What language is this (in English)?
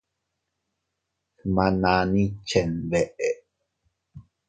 Teutila Cuicatec